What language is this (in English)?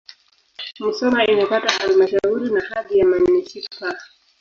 Swahili